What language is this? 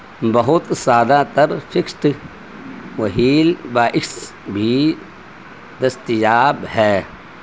Urdu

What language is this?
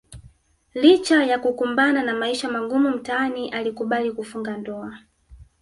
Swahili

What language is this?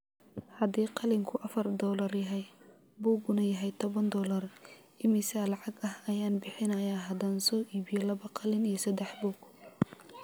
Somali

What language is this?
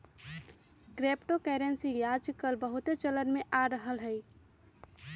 Magahi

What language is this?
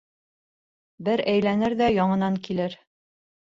Bashkir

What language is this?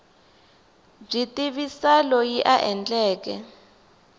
Tsonga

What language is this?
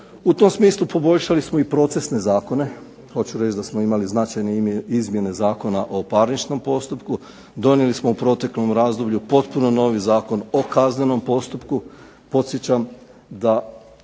Croatian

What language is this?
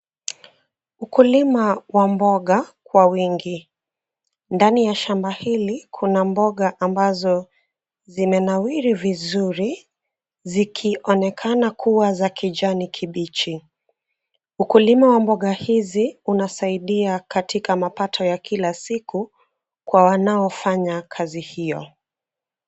Swahili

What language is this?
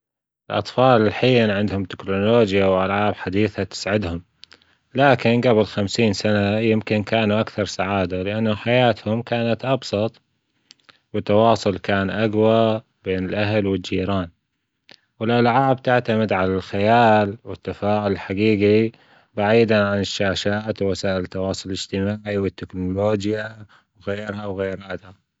Gulf Arabic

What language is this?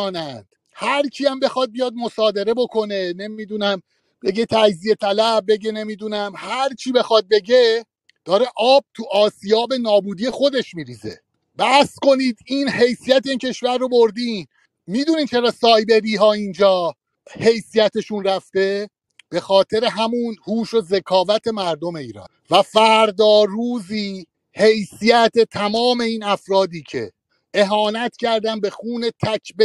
Persian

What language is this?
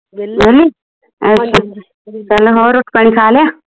Punjabi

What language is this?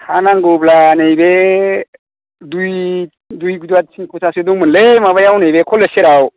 Bodo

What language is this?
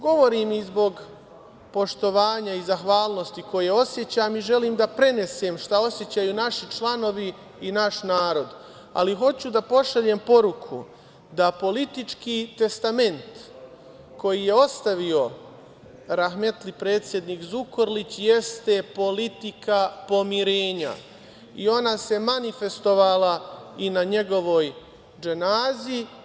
Serbian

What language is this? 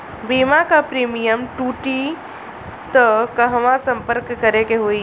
Bhojpuri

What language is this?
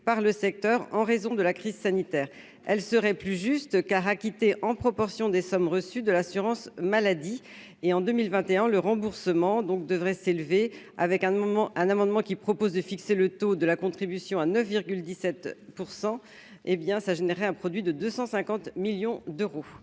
French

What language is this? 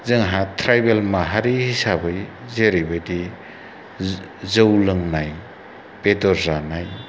Bodo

